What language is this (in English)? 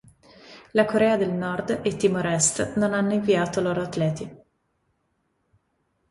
Italian